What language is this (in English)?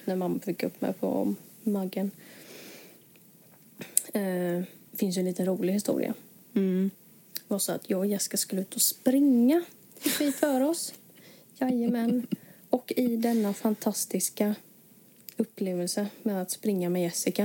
Swedish